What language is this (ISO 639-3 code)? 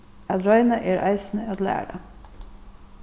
fao